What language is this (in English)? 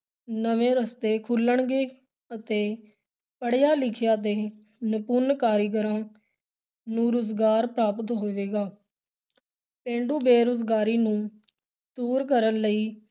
Punjabi